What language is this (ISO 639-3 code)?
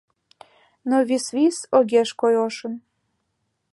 chm